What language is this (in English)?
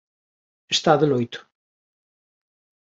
Galician